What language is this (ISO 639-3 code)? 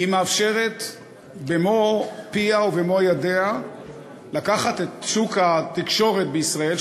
heb